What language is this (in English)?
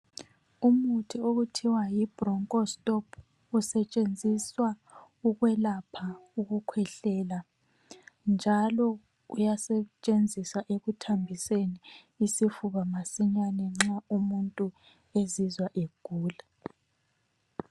North Ndebele